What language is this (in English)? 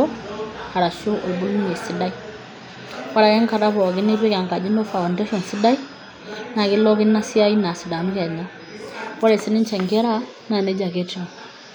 Masai